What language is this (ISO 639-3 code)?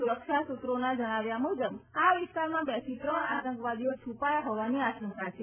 guj